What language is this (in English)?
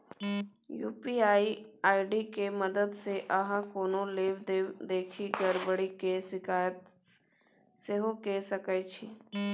Maithili